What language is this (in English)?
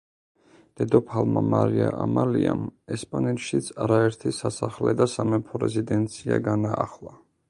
Georgian